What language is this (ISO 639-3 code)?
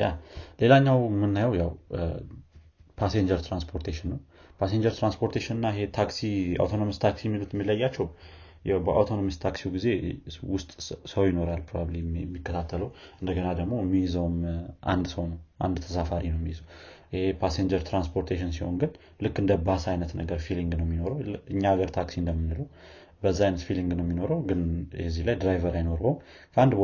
amh